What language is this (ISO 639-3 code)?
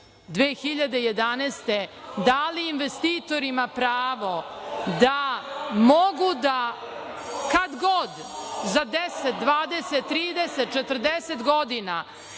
srp